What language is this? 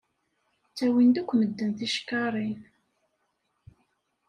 Kabyle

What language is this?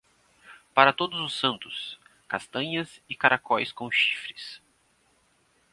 Portuguese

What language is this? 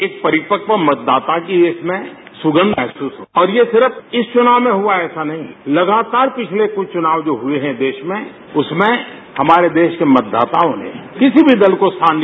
Hindi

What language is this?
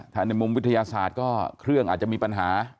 Thai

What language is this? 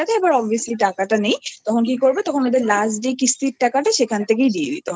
Bangla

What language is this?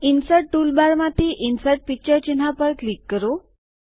Gujarati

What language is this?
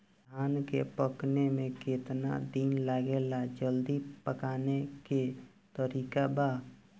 Bhojpuri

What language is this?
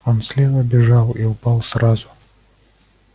Russian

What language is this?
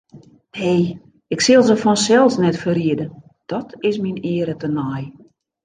Western Frisian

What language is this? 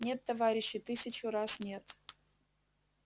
Russian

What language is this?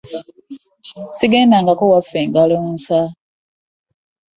Ganda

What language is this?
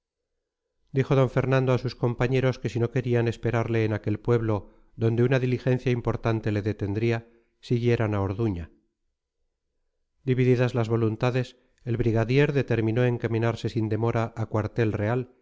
Spanish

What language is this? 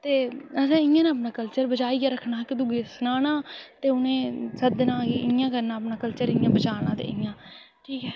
Dogri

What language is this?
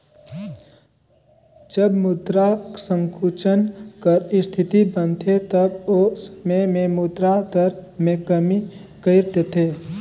Chhattisgarhi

